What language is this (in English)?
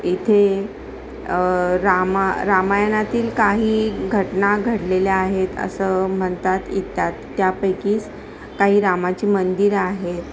Marathi